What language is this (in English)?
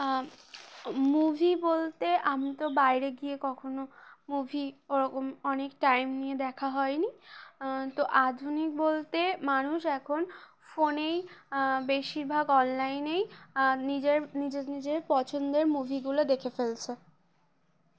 Bangla